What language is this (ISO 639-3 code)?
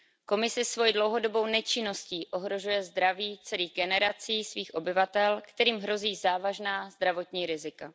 ces